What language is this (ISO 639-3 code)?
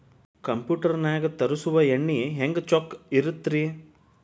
kan